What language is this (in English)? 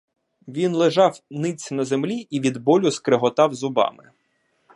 Ukrainian